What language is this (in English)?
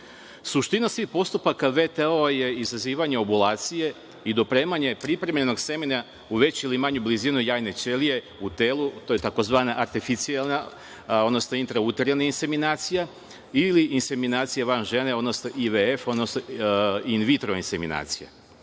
Serbian